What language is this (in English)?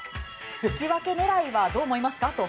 Japanese